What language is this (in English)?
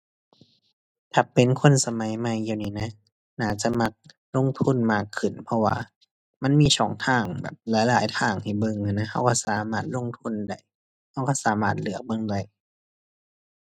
Thai